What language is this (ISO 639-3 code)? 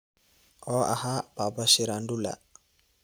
som